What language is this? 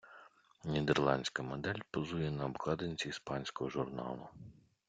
Ukrainian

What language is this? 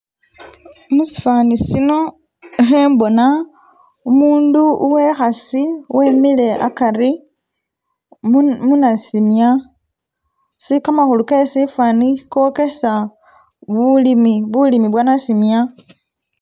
Masaaba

